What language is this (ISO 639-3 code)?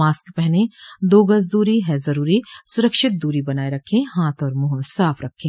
hin